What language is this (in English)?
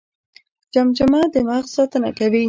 Pashto